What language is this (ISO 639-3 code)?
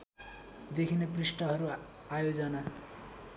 nep